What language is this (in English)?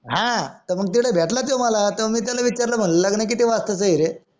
Marathi